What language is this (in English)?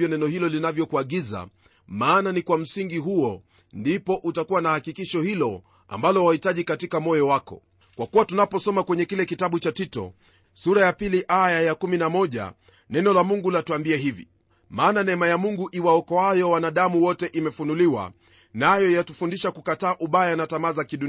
Swahili